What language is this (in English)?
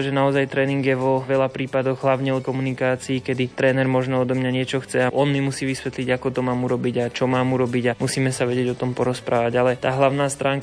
Slovak